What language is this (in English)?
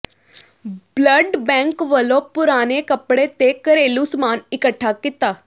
Punjabi